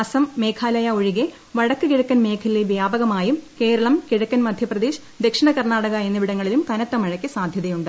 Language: Malayalam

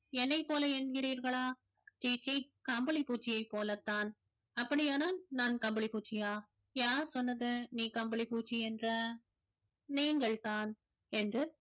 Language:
Tamil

